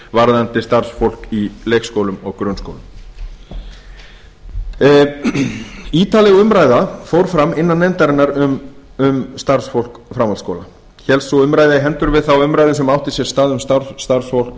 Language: Icelandic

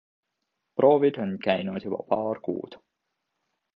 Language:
Estonian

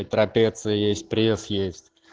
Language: Russian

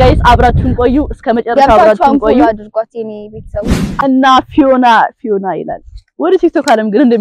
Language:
Arabic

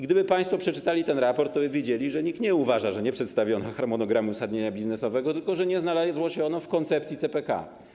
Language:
Polish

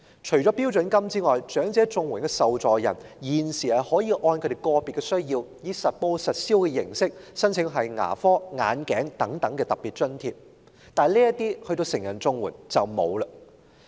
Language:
Cantonese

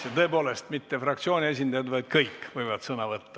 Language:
Estonian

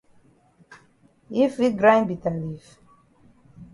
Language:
Cameroon Pidgin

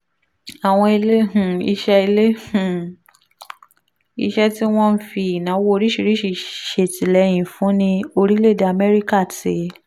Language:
Yoruba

